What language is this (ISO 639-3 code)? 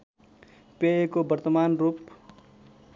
nep